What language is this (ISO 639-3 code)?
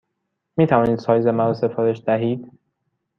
fas